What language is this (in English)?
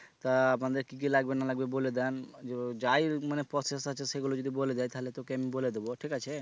Bangla